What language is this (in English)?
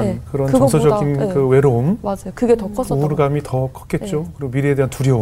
Korean